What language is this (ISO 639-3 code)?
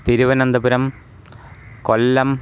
san